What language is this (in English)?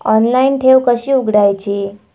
Marathi